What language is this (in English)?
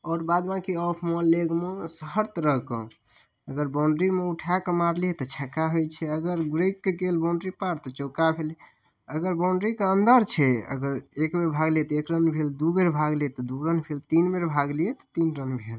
Maithili